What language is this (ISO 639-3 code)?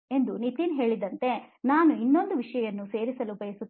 kan